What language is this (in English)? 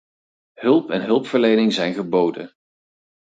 Dutch